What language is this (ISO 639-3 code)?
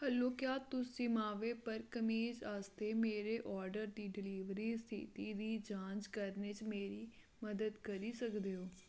doi